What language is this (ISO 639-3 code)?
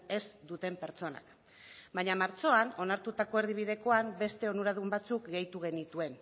eus